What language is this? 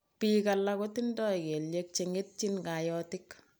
Kalenjin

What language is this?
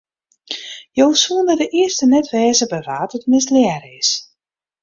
Western Frisian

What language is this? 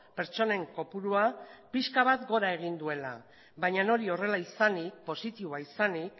Basque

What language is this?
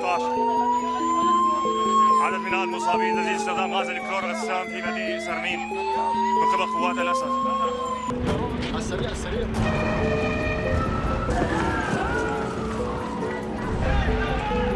Arabic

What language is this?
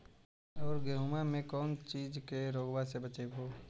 Magahi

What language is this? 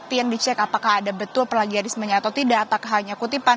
Indonesian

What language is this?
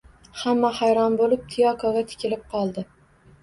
Uzbek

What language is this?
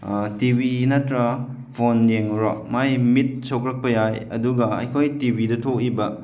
Manipuri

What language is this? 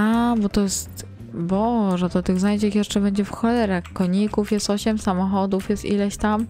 Polish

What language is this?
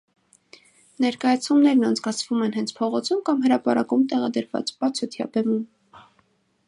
Armenian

